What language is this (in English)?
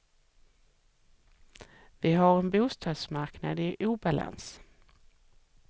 Swedish